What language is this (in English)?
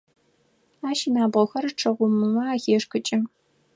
Adyghe